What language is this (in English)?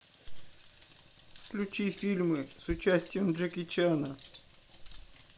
Russian